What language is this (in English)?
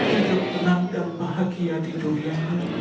Indonesian